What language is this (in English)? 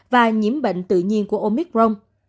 Vietnamese